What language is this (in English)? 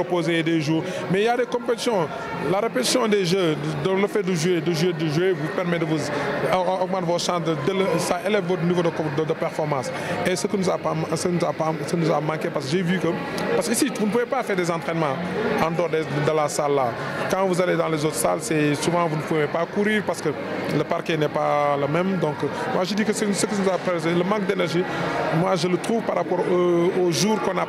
French